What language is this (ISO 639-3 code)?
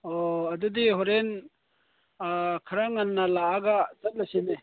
mni